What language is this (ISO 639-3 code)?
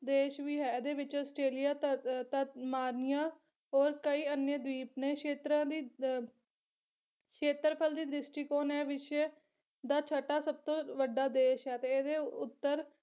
pan